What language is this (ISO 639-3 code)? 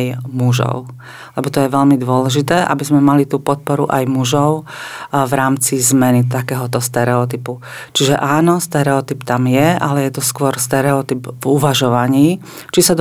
slk